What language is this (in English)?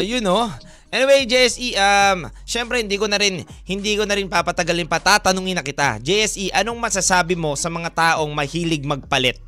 Filipino